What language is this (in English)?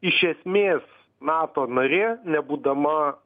Lithuanian